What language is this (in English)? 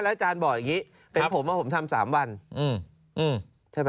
Thai